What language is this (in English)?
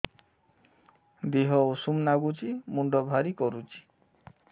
Odia